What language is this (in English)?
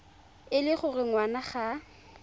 Tswana